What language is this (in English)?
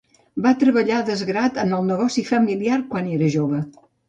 Catalan